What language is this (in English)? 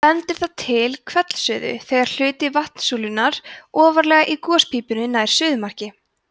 Icelandic